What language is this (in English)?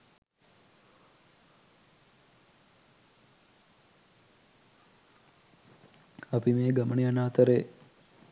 Sinhala